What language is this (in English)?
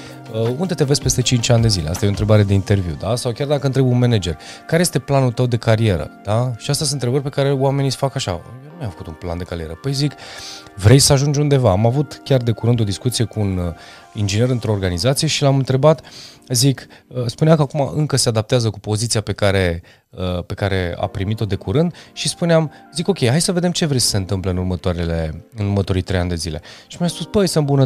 Romanian